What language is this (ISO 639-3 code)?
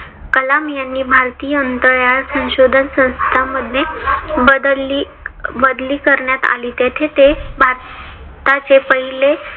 mar